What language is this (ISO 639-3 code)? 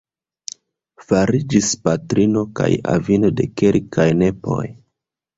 epo